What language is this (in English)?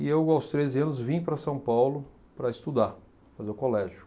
Portuguese